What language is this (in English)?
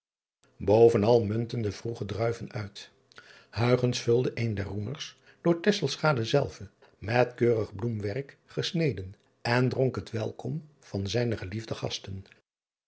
Dutch